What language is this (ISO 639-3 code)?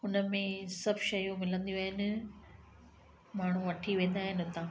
snd